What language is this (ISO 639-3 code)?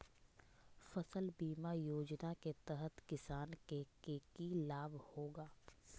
mag